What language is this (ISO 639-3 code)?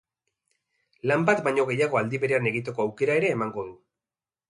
eus